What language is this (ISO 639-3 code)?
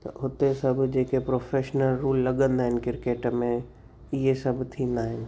snd